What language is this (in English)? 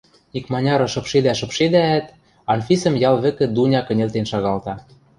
Western Mari